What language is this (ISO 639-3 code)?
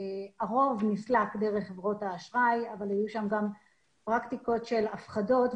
heb